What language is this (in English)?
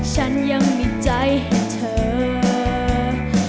Thai